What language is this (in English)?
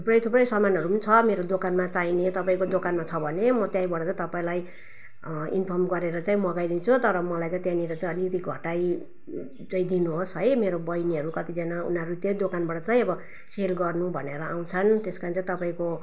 Nepali